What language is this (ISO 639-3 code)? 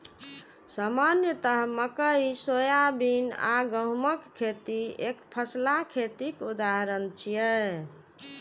mai